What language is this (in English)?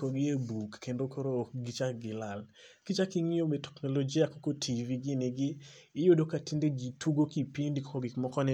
Luo (Kenya and Tanzania)